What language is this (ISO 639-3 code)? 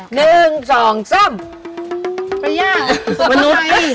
tha